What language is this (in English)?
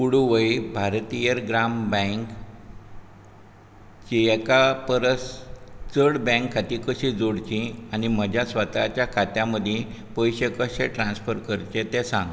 Konkani